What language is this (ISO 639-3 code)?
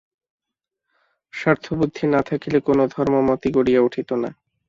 ben